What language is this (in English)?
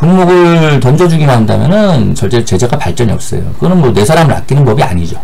Korean